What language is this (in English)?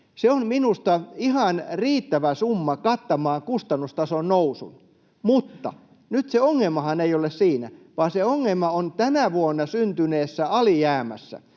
Finnish